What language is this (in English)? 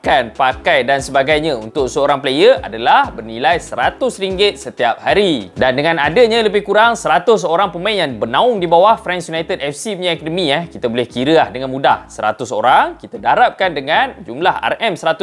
Malay